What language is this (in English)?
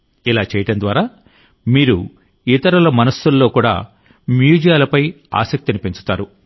Telugu